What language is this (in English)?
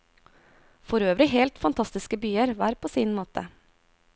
Norwegian